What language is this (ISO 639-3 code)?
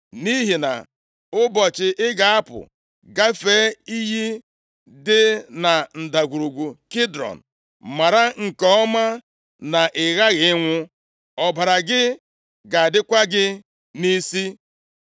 ibo